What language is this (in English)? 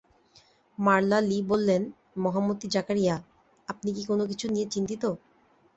Bangla